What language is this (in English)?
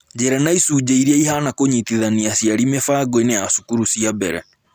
Kikuyu